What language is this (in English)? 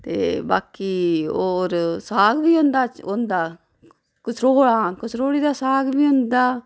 Dogri